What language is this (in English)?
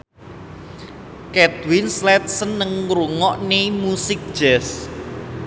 Javanese